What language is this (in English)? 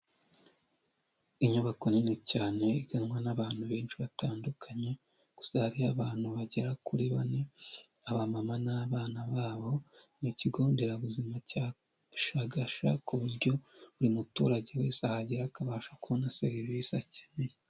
Kinyarwanda